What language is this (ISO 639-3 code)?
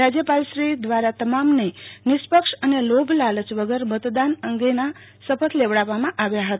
guj